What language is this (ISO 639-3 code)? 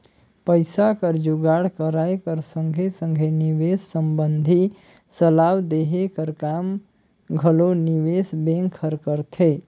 hne